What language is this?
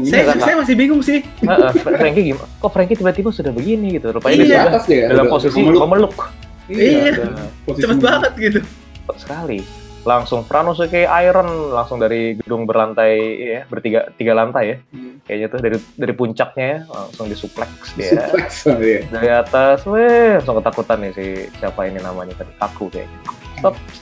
Indonesian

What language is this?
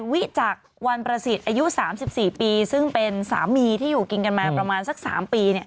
Thai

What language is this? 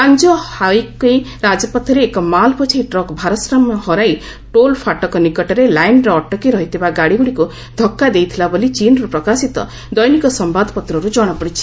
Odia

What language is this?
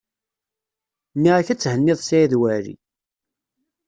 Kabyle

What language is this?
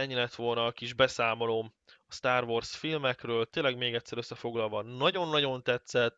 Hungarian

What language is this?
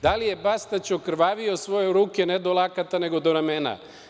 Serbian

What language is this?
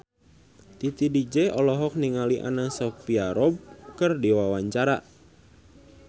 Sundanese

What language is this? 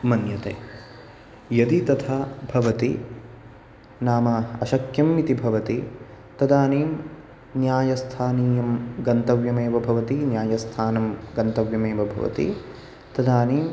Sanskrit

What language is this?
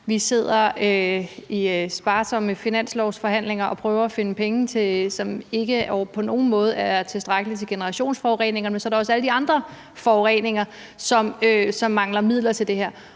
Danish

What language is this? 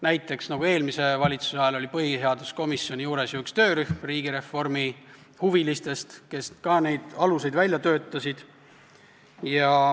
Estonian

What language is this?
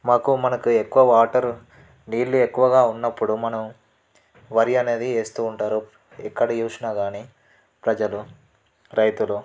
Telugu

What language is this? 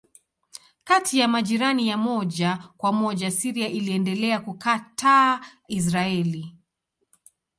Swahili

